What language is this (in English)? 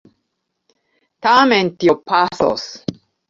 Esperanto